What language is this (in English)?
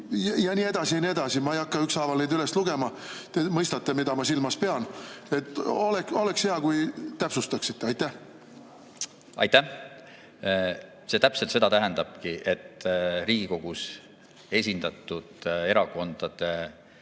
Estonian